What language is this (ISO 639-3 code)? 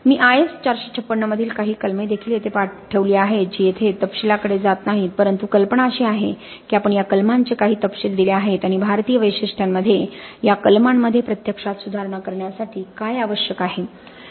mar